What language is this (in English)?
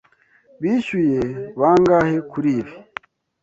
Kinyarwanda